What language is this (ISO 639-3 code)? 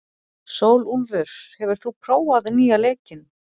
isl